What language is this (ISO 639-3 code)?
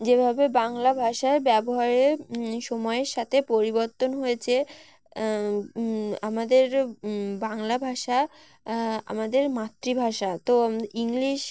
ben